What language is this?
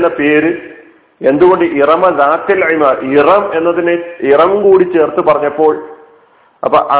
Malayalam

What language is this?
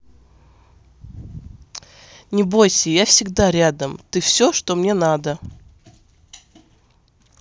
Russian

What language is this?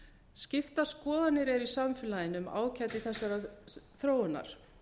Icelandic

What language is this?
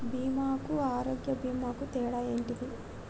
Telugu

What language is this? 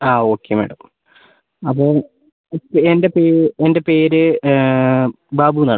Malayalam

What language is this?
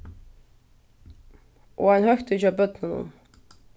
Faroese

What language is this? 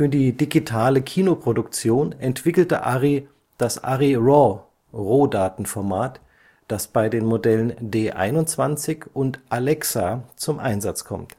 German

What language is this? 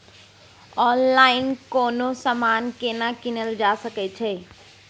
Maithili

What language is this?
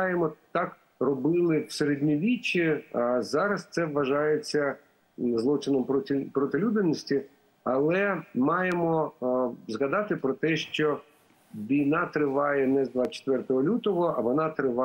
Russian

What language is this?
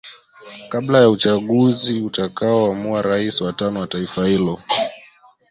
Swahili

